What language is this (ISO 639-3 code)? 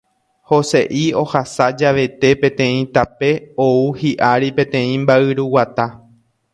grn